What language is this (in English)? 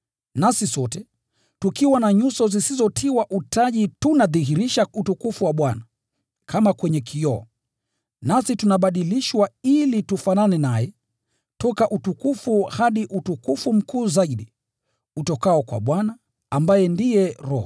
Swahili